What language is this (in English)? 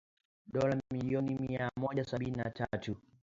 Swahili